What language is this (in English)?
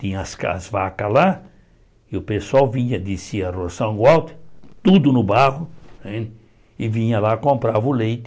Portuguese